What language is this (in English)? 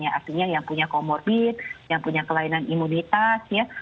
Indonesian